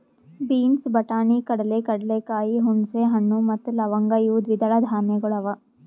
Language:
Kannada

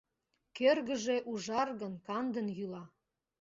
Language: Mari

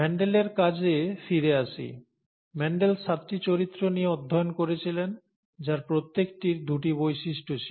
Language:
Bangla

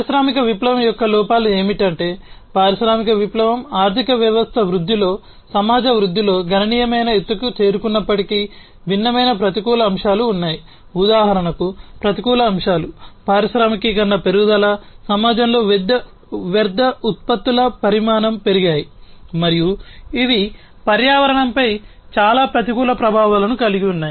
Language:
Telugu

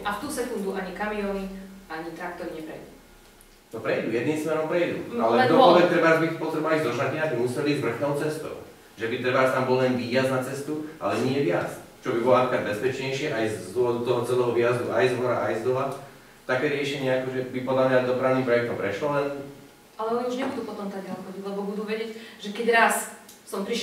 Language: Slovak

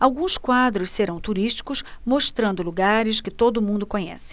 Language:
Portuguese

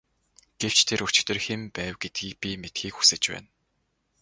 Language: Mongolian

